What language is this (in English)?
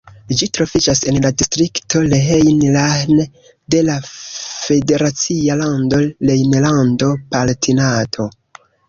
Esperanto